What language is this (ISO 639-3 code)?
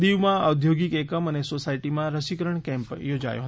guj